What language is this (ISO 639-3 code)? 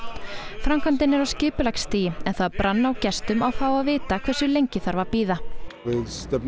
isl